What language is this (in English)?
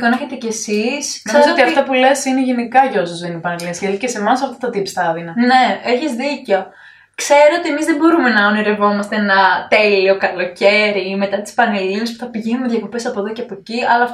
Greek